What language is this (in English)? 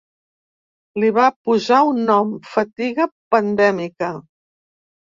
Catalan